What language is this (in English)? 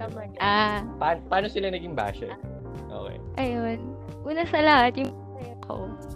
Filipino